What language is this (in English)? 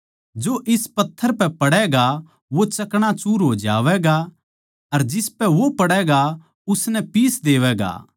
Haryanvi